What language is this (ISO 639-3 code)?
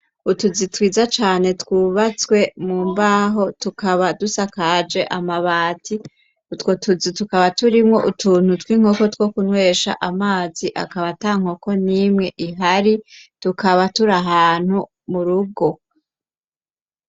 run